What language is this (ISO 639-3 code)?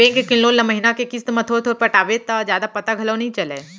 hne